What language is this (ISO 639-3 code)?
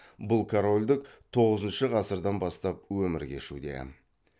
kaz